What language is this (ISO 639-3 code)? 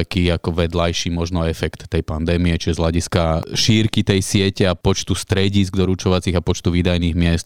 slk